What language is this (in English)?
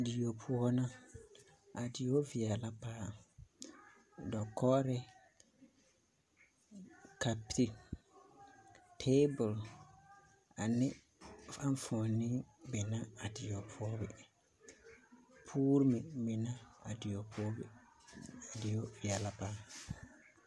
Southern Dagaare